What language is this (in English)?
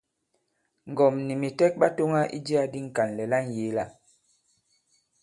Bankon